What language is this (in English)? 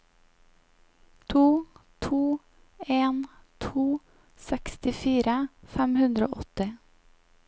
Norwegian